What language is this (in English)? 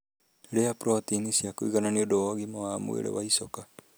Kikuyu